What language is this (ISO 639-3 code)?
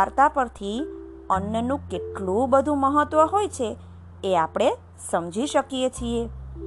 guj